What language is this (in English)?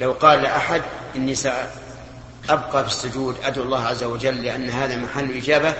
Arabic